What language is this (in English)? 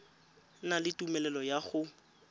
Tswana